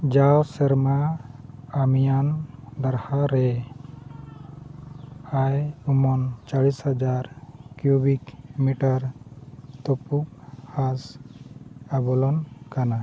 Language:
Santali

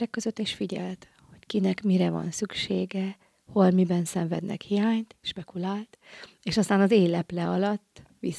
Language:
Hungarian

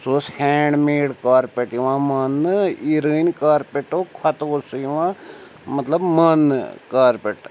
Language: Kashmiri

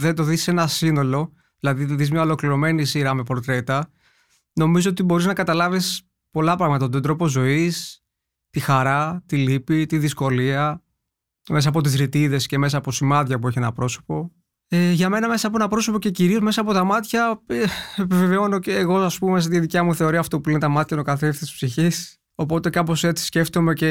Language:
Greek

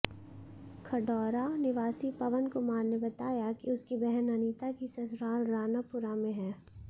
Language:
Hindi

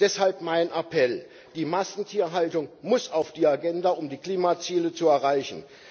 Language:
German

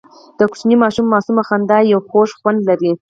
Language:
Pashto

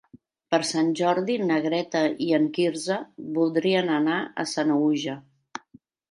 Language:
Catalan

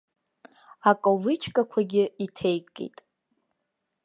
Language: Abkhazian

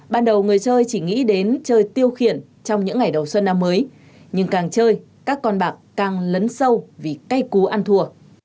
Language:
Vietnamese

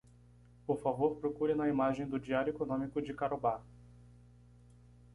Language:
Portuguese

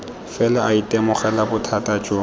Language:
Tswana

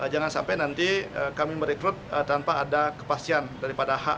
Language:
Indonesian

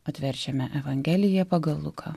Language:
Lithuanian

